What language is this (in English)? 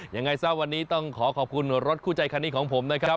Thai